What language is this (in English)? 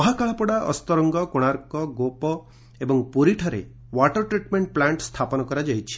Odia